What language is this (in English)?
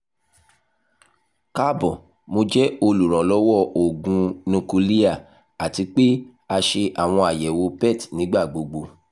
Yoruba